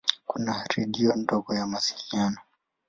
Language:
Swahili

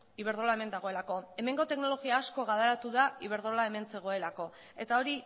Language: Basque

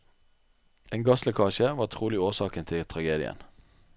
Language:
Norwegian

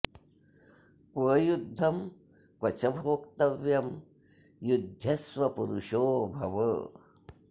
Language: Sanskrit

